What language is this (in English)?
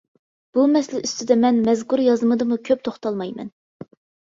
Uyghur